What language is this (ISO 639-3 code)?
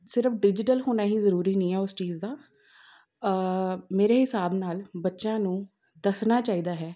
pan